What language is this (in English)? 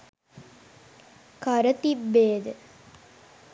Sinhala